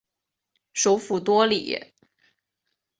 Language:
Chinese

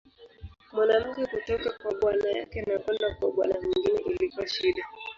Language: Swahili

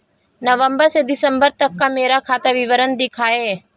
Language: Hindi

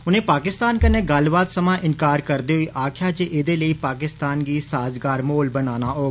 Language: Dogri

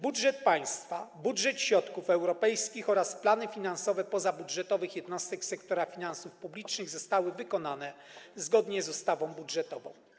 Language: Polish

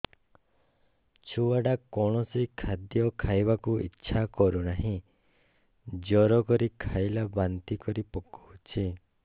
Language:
Odia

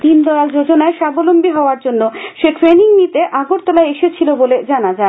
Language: Bangla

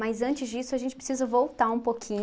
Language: Portuguese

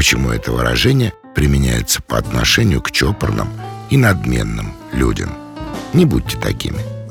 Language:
Russian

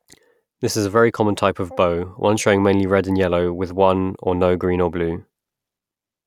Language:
English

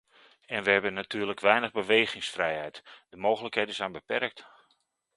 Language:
Dutch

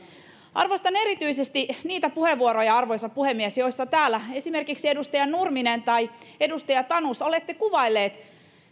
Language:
Finnish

